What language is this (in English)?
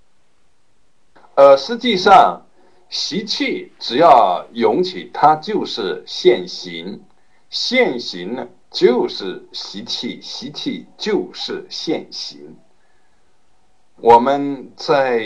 Chinese